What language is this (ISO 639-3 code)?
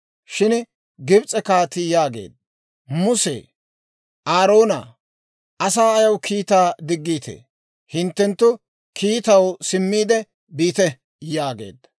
dwr